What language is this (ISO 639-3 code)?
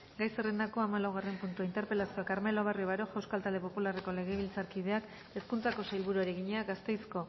eus